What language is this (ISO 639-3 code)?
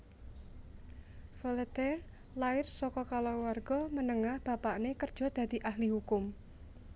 jav